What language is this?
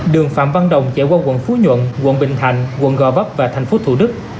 Vietnamese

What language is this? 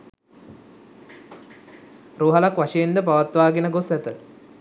Sinhala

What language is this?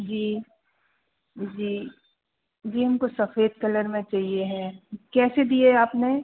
Hindi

